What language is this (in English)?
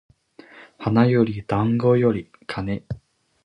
Japanese